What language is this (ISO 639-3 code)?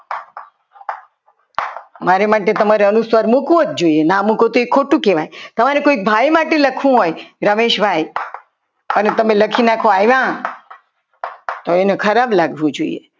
guj